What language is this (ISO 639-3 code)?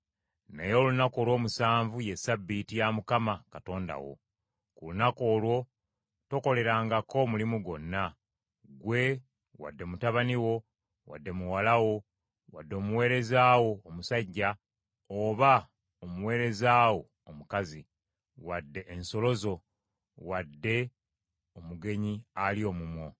lug